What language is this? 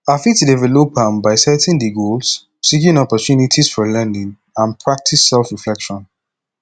Nigerian Pidgin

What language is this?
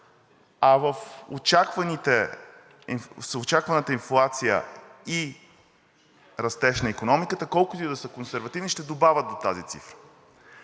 Bulgarian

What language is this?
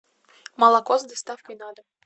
Russian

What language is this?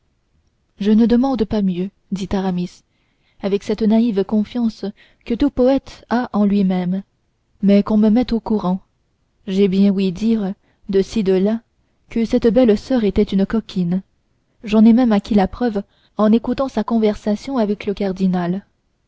French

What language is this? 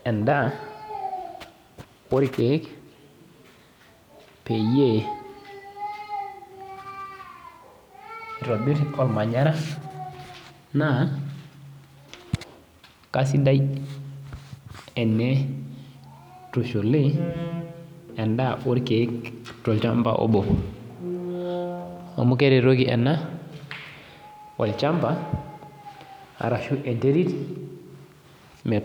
Masai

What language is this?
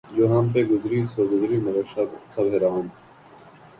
Urdu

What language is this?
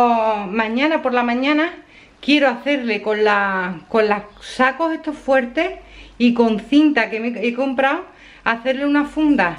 Spanish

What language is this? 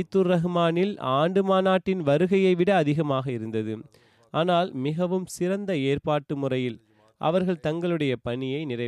Tamil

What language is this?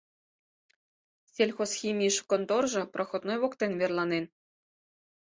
Mari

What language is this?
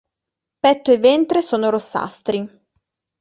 Italian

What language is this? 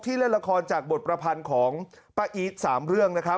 Thai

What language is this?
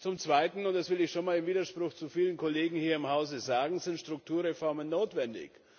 German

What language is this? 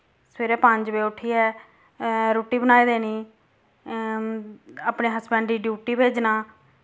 Dogri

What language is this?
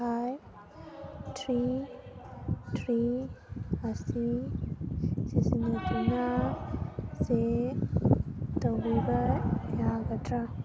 Manipuri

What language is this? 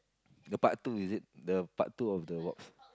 English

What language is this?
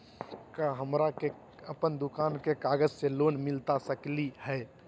Magahi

